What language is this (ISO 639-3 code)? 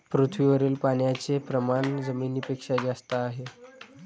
mar